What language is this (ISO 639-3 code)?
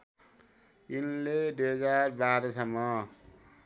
nep